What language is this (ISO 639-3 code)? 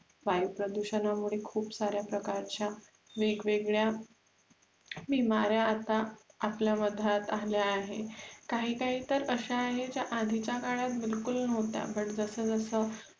mar